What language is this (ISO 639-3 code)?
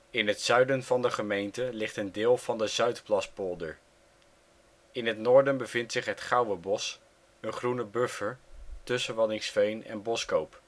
nld